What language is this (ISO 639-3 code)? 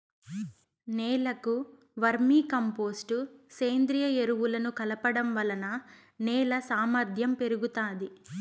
tel